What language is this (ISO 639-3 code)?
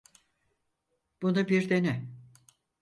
tur